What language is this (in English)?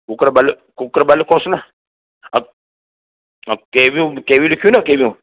Sindhi